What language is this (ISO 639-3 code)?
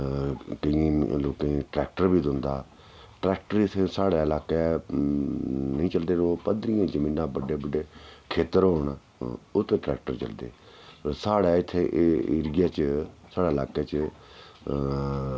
doi